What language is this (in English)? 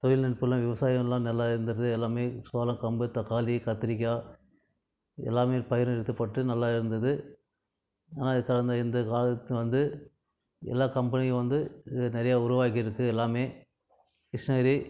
Tamil